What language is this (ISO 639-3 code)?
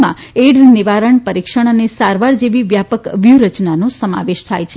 guj